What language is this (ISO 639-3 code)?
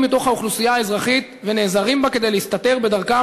heb